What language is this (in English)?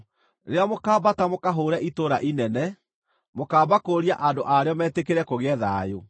Kikuyu